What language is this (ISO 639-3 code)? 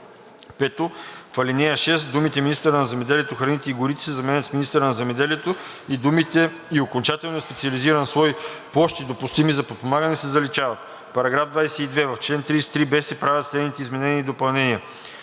bul